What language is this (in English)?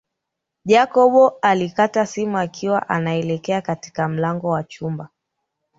Swahili